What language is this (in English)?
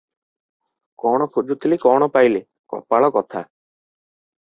Odia